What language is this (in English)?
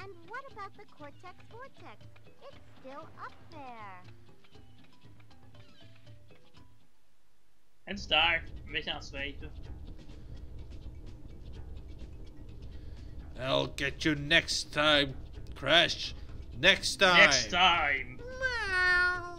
Dutch